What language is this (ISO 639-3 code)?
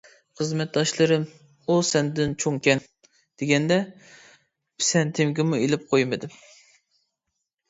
uig